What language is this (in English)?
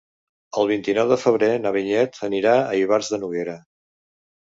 Catalan